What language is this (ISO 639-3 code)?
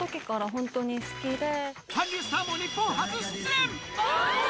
jpn